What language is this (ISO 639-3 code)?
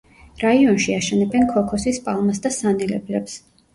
kat